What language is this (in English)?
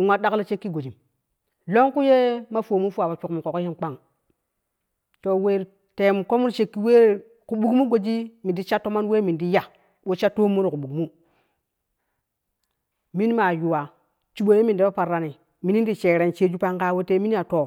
Kushi